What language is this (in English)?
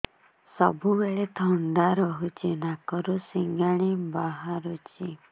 Odia